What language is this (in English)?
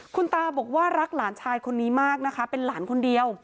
Thai